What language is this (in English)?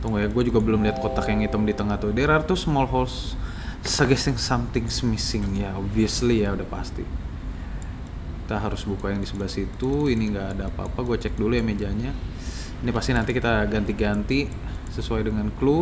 Indonesian